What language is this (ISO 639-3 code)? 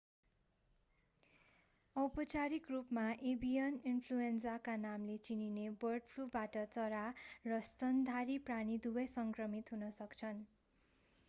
nep